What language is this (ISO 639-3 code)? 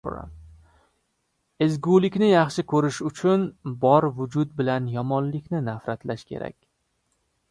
uzb